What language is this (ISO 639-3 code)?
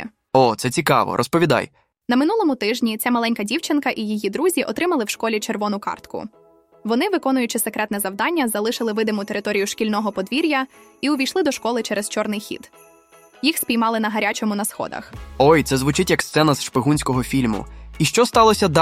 ukr